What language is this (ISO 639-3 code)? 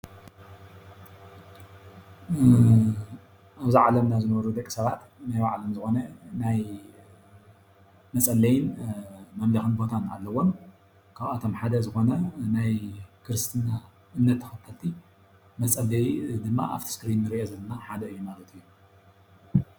tir